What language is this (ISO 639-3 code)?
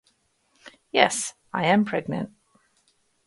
eng